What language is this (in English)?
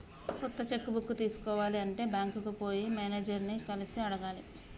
Telugu